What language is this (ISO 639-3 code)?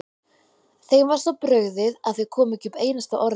isl